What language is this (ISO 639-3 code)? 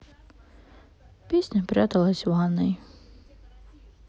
rus